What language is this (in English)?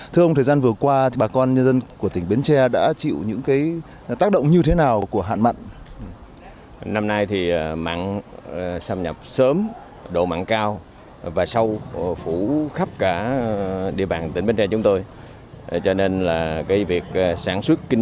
Vietnamese